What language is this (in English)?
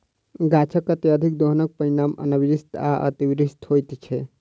Maithili